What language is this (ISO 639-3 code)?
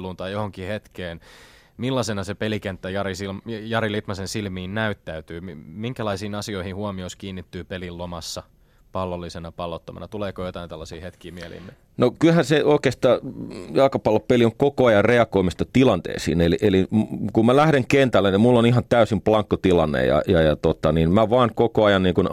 fin